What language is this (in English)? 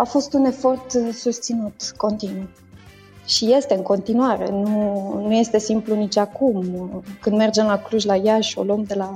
Romanian